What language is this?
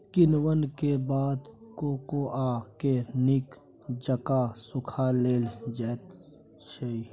Maithili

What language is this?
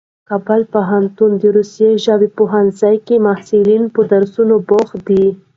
Pashto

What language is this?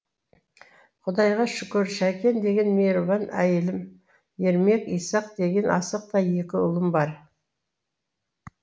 Kazakh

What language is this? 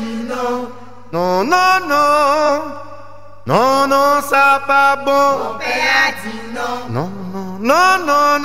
French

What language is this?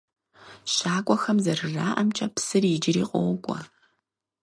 Kabardian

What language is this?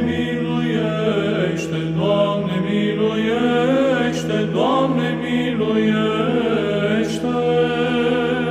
Romanian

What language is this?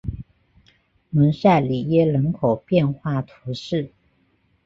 Chinese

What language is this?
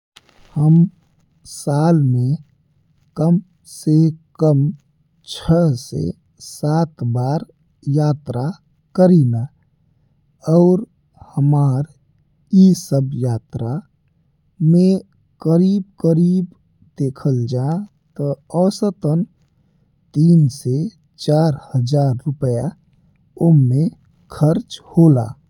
Bhojpuri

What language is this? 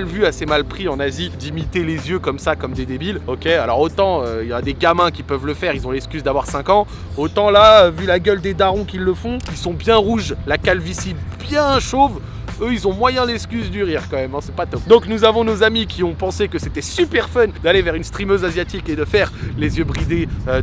French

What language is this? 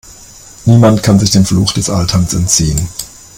German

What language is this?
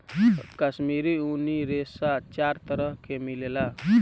Bhojpuri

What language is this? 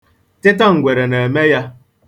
Igbo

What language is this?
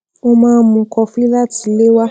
Yoruba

